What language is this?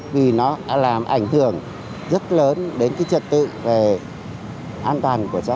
Vietnamese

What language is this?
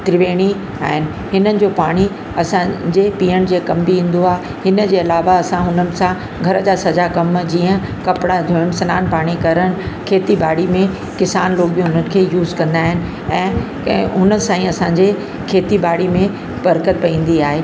Sindhi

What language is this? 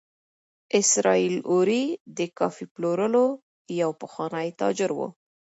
Pashto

